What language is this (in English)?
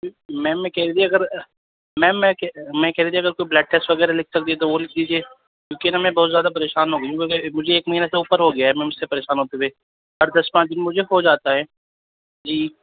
Urdu